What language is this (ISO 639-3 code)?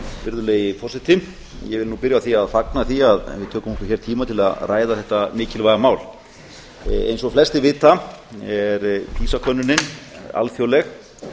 isl